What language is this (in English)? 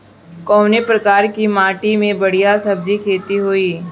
Bhojpuri